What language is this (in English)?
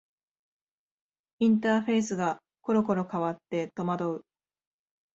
Japanese